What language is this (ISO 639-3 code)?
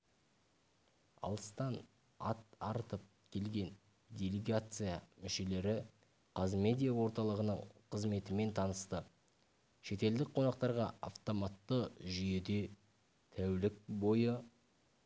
kaz